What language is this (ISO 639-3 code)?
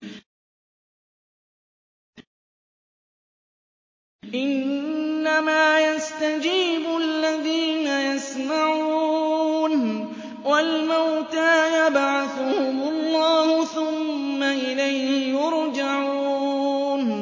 ara